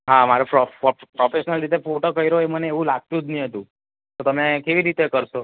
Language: Gujarati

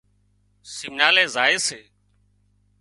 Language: Wadiyara Koli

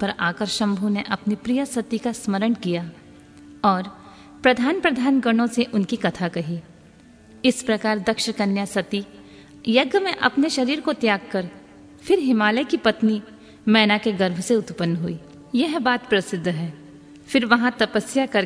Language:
Hindi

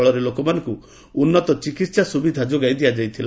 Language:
Odia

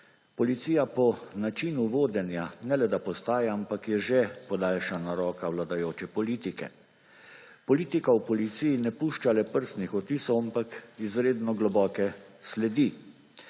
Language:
Slovenian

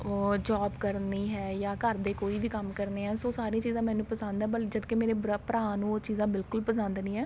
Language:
Punjabi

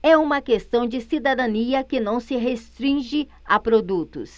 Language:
Portuguese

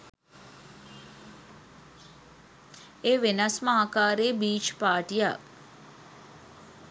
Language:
Sinhala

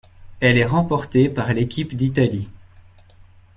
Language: French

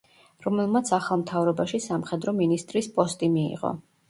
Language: Georgian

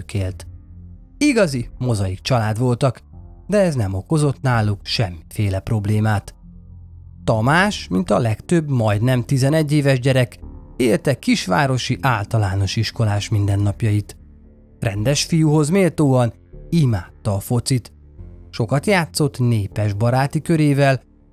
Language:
Hungarian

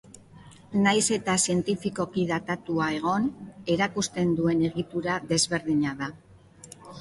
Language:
Basque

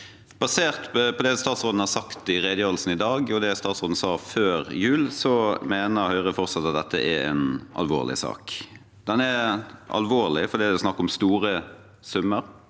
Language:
Norwegian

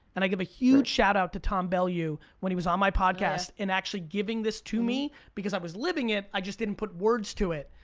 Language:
English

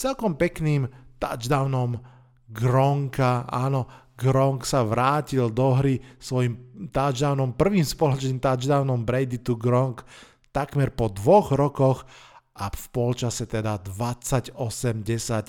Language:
Slovak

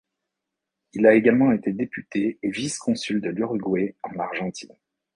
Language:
French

